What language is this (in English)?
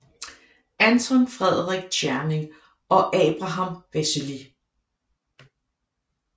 Danish